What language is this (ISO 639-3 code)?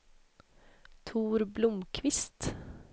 swe